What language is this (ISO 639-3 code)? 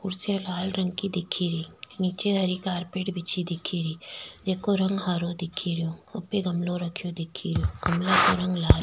raj